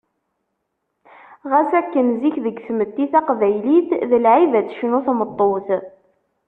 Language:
Kabyle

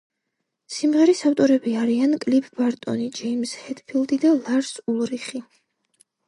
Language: Georgian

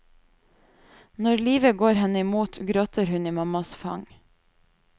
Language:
Norwegian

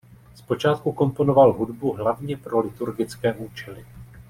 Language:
Czech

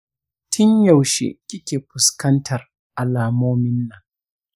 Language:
Hausa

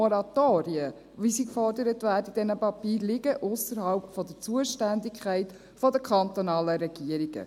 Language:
Swiss German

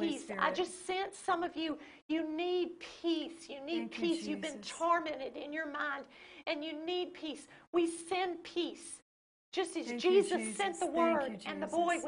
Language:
English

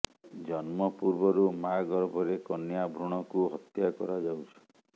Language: Odia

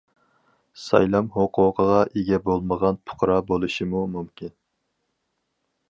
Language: Uyghur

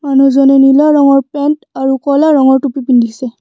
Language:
Assamese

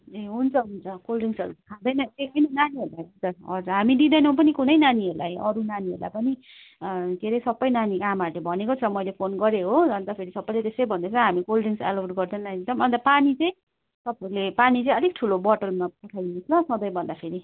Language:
Nepali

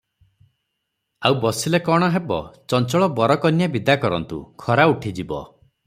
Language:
Odia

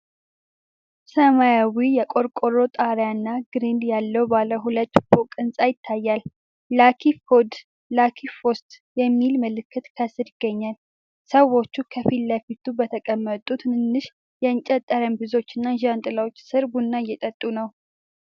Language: Amharic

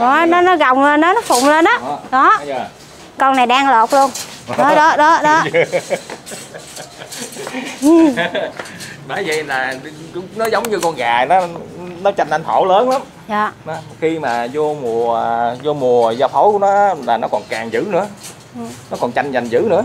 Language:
Vietnamese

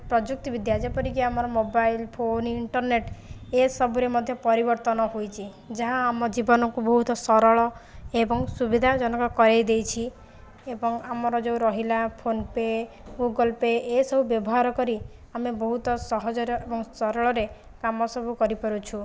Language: Odia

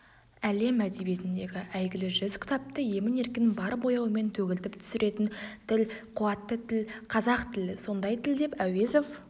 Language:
Kazakh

